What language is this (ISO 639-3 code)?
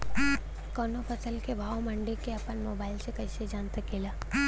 bho